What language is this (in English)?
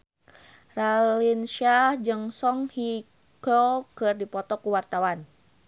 Sundanese